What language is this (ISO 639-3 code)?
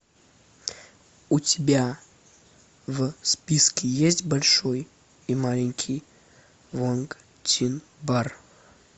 rus